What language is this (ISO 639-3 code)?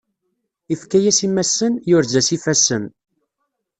kab